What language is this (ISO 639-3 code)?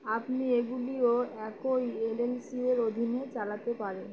ben